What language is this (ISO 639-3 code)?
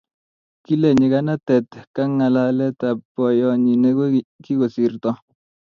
kln